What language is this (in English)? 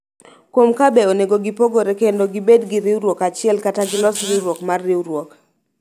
Luo (Kenya and Tanzania)